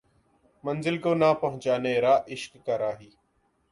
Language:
Urdu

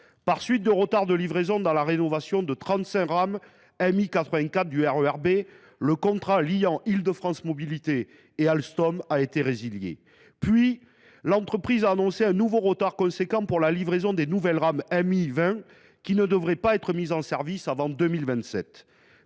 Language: French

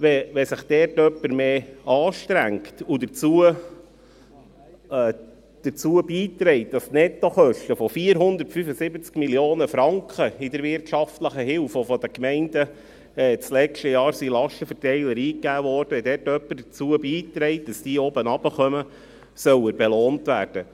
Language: Swiss German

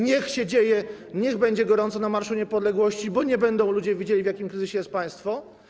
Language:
Polish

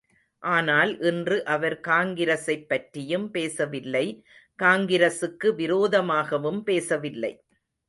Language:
Tamil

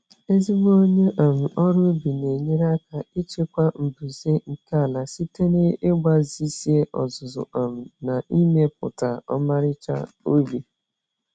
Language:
Igbo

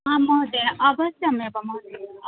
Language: Sanskrit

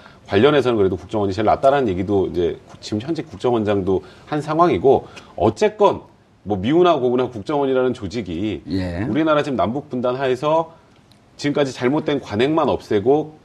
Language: Korean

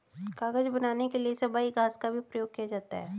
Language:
Hindi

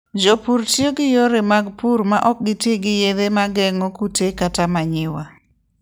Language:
Luo (Kenya and Tanzania)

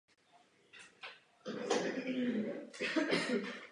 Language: Czech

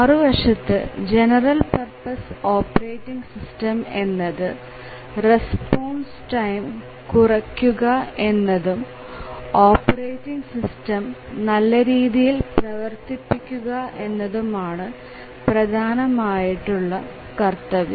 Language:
Malayalam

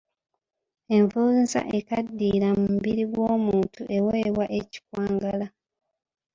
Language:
Ganda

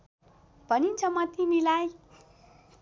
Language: Nepali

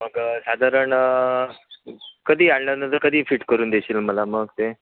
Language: Marathi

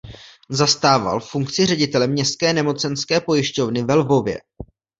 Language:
Czech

